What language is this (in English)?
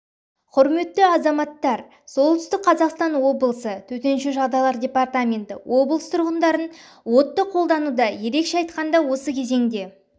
Kazakh